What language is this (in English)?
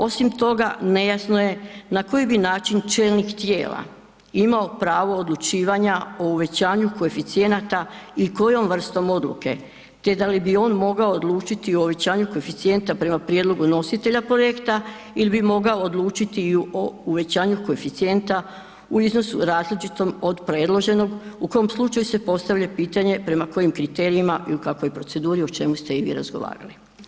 Croatian